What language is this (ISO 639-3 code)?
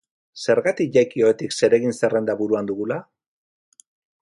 eus